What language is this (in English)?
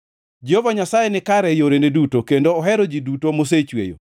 Luo (Kenya and Tanzania)